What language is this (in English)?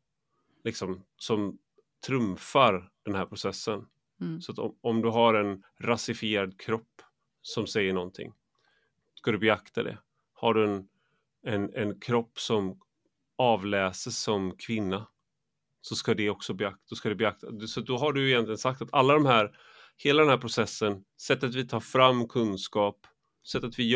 Swedish